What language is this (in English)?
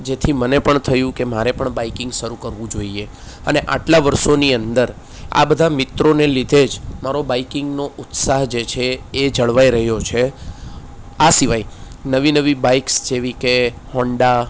Gujarati